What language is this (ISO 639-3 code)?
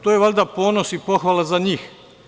srp